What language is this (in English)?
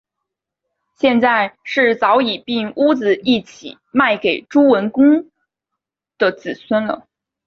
Chinese